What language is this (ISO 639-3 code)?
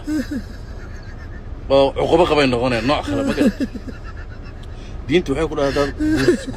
ara